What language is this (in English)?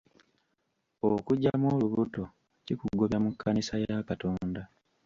Ganda